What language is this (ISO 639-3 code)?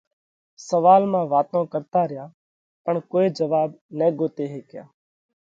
kvx